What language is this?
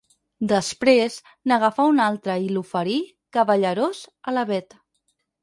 Catalan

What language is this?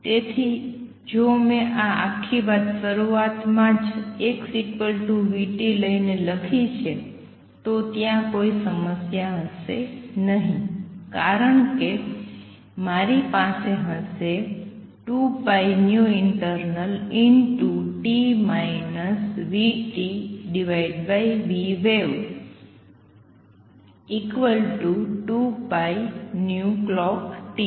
Gujarati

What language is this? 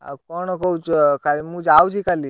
Odia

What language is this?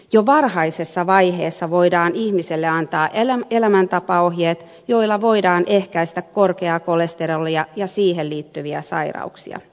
Finnish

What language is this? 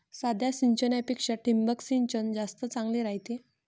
Marathi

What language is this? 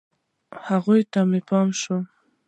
Pashto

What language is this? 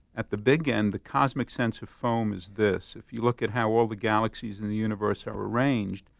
English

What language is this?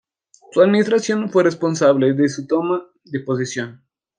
Spanish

